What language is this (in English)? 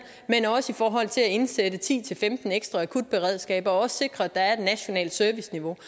Danish